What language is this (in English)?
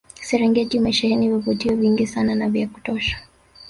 Swahili